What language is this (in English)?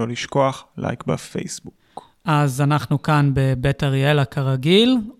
Hebrew